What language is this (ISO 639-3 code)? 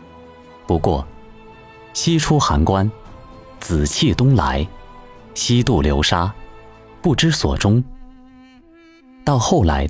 zho